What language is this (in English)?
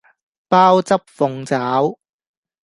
Cantonese